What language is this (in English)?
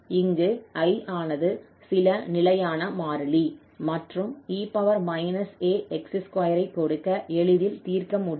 Tamil